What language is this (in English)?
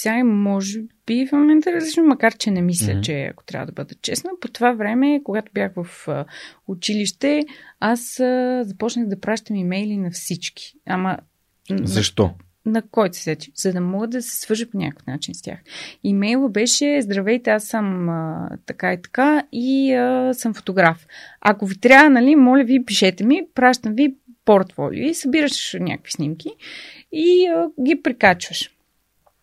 Bulgarian